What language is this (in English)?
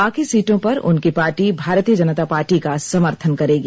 Hindi